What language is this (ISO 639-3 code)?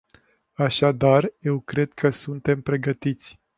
ron